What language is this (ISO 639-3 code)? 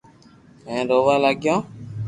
lrk